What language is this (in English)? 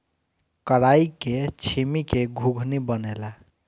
Bhojpuri